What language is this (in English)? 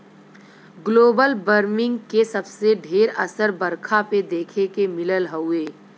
Bhojpuri